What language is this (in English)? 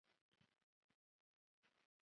Chinese